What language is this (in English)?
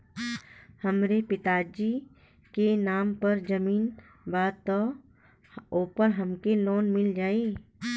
Bhojpuri